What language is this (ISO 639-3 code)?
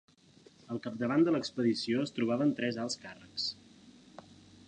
cat